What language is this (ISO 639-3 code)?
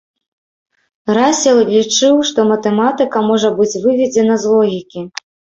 bel